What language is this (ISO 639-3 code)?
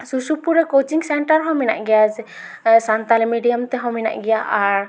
sat